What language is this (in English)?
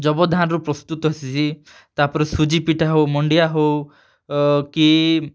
Odia